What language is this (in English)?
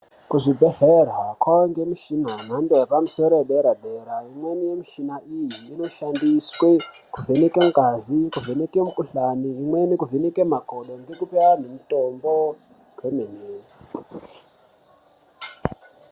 Ndau